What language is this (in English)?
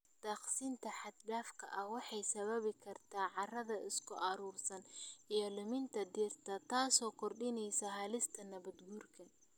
Somali